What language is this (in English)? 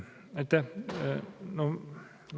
Estonian